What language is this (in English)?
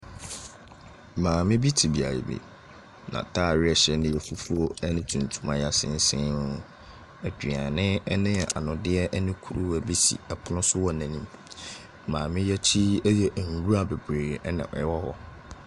Akan